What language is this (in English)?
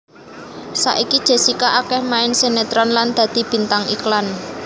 Javanese